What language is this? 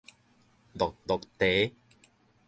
Min Nan Chinese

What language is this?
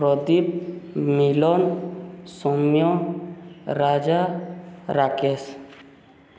Odia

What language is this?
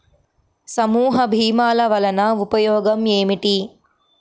Telugu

